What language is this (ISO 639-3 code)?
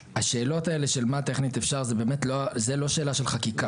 heb